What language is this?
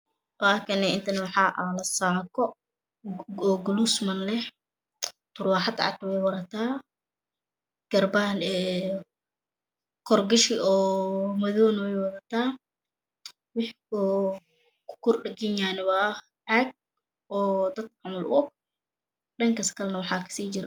Somali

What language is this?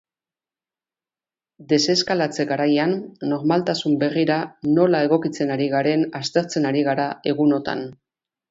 Basque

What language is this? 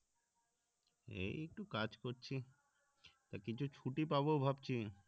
Bangla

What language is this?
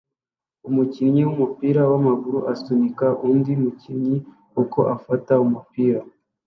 Kinyarwanda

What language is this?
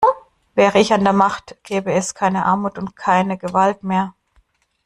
German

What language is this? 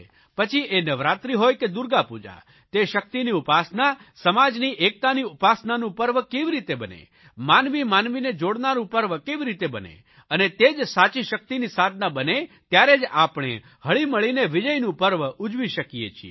Gujarati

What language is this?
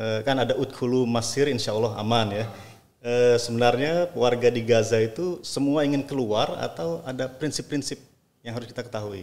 Indonesian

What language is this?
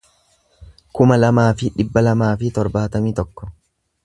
Oromo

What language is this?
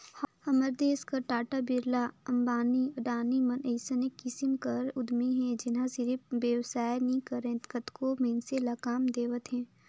Chhattisgarhi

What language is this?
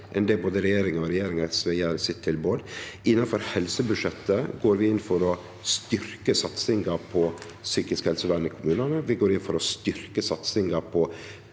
Norwegian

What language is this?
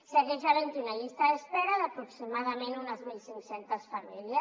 Catalan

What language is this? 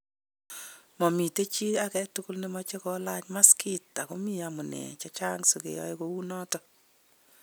Kalenjin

